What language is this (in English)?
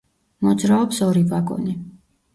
Georgian